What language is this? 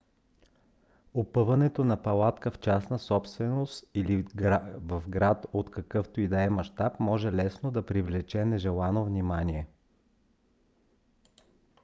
Bulgarian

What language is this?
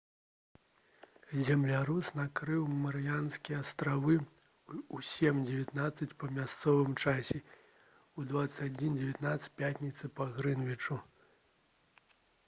Belarusian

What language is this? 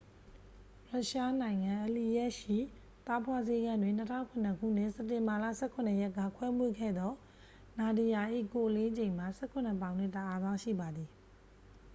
Burmese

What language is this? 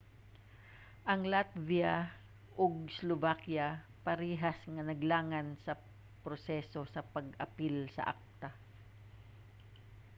Cebuano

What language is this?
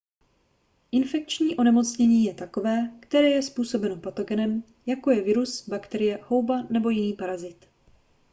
Czech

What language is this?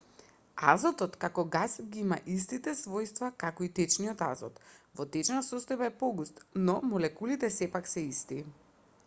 Macedonian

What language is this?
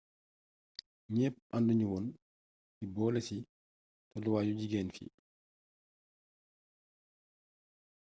Wolof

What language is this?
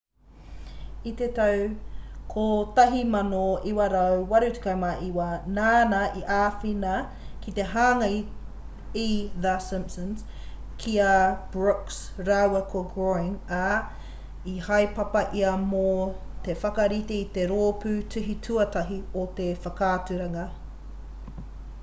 Māori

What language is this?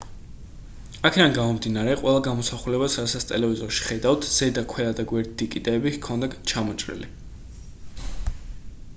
Georgian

